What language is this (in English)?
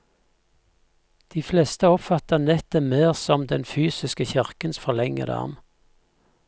Norwegian